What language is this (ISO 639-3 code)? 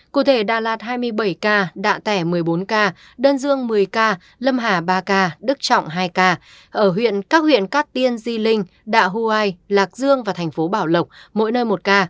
vie